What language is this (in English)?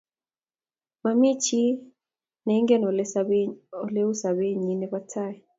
Kalenjin